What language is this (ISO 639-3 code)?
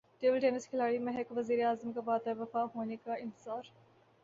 urd